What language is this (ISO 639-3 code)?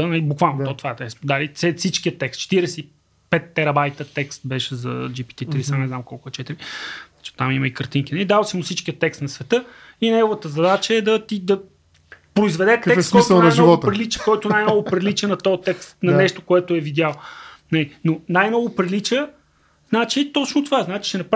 bul